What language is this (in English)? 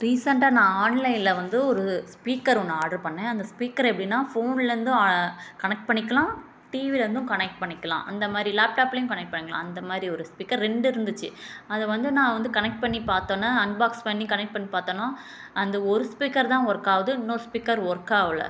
Tamil